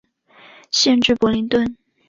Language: Chinese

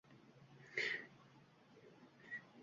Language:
Uzbek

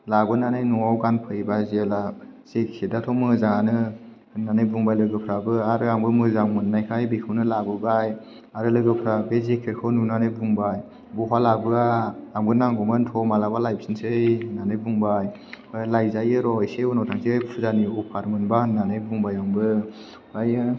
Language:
Bodo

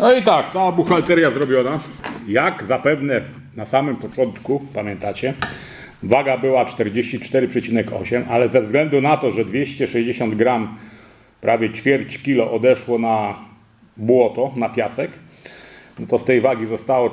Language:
Polish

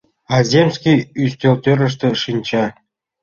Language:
Mari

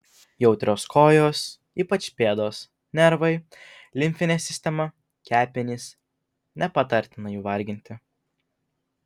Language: Lithuanian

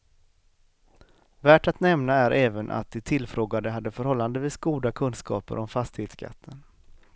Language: Swedish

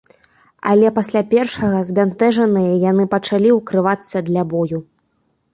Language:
Belarusian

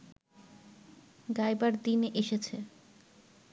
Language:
Bangla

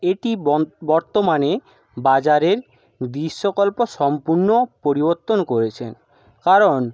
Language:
Bangla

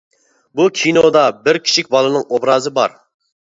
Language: Uyghur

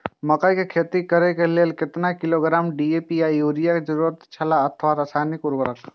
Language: Maithili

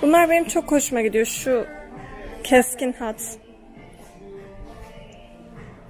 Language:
Turkish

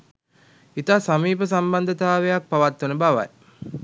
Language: Sinhala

